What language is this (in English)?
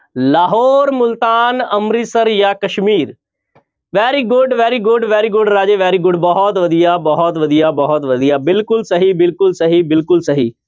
Punjabi